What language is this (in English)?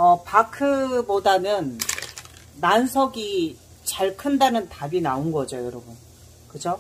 Korean